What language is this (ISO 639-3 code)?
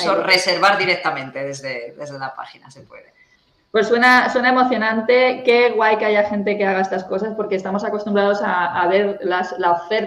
spa